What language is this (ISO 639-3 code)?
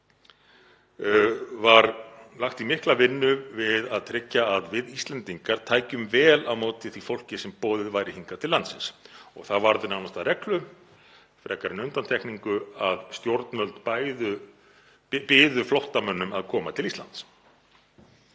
isl